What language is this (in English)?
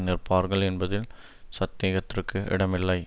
Tamil